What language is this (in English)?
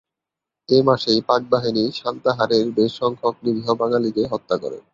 Bangla